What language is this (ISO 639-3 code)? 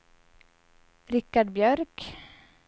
swe